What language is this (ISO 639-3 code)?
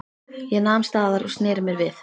isl